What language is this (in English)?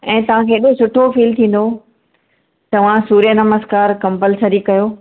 Sindhi